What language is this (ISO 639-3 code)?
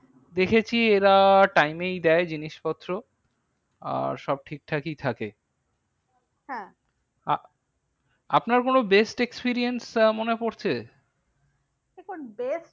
ben